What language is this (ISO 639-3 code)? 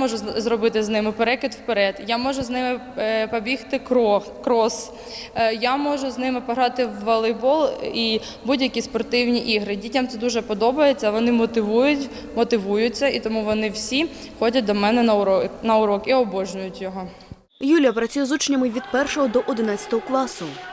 ukr